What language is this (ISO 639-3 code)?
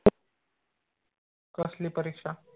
mar